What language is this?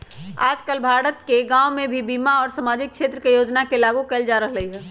Magahi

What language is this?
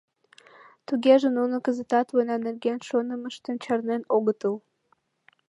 Mari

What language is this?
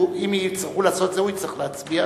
Hebrew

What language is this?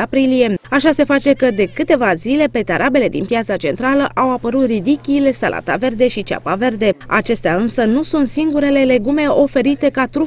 Romanian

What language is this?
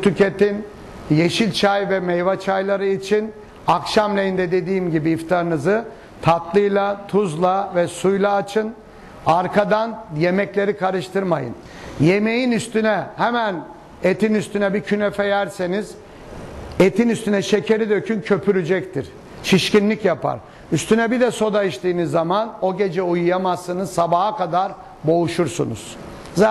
Turkish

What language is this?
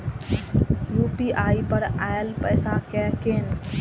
Maithili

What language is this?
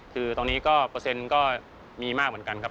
Thai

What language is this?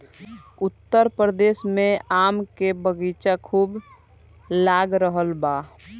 Bhojpuri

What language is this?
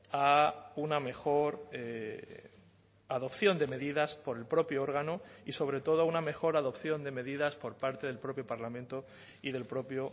Spanish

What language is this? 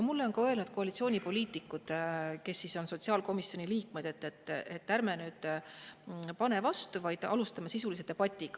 Estonian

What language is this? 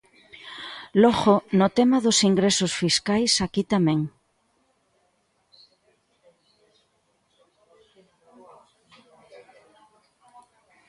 Galician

